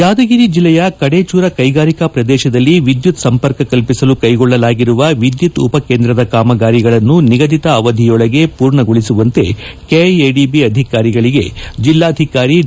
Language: Kannada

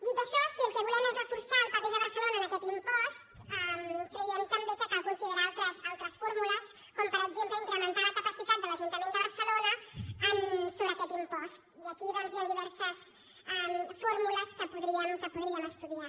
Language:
Catalan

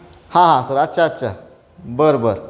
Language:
Marathi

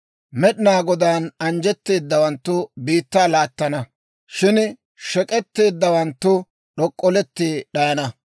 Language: Dawro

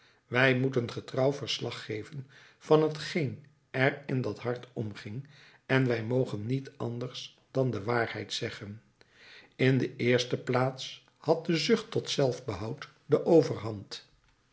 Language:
Dutch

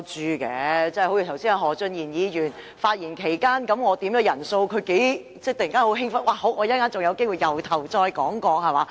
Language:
Cantonese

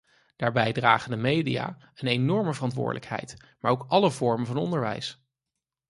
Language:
Dutch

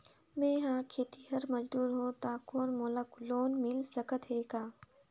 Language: Chhattisgarhi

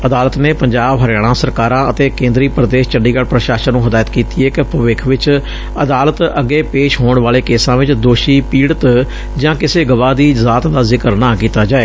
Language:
Punjabi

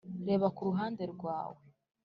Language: Kinyarwanda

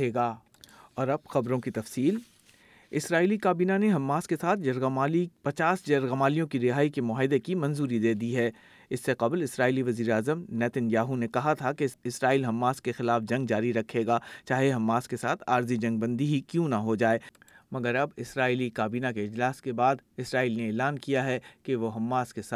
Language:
Urdu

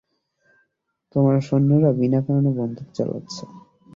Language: Bangla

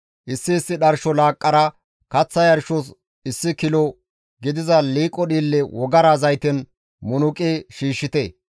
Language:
Gamo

